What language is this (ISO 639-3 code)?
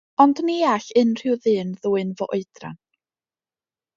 cym